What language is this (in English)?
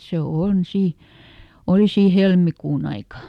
Finnish